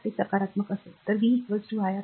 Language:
Marathi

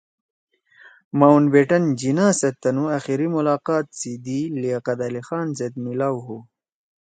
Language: Torwali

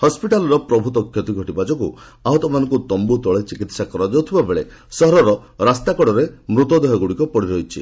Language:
Odia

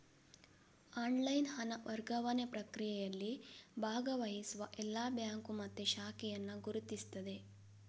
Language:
Kannada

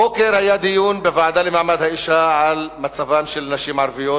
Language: Hebrew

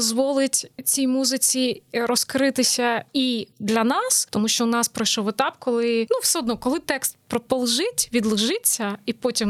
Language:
Ukrainian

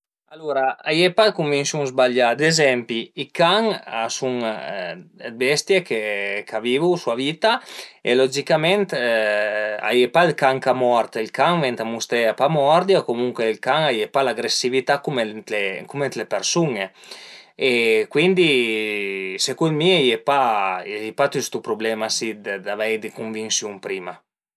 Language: Piedmontese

